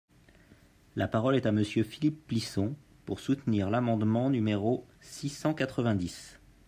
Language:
French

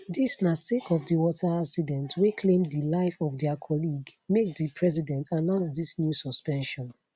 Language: Nigerian Pidgin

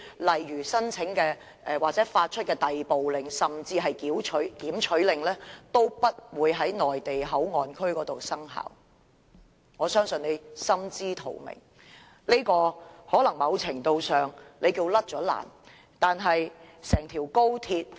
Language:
Cantonese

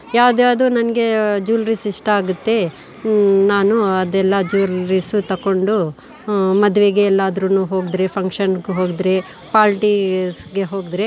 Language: Kannada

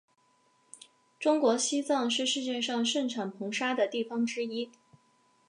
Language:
Chinese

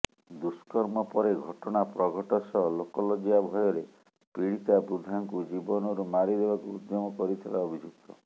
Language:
Odia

